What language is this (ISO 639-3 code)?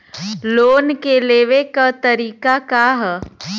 bho